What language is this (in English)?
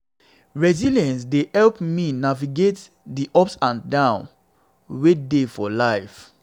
Nigerian Pidgin